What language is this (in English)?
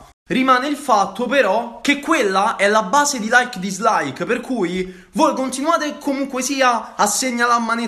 Italian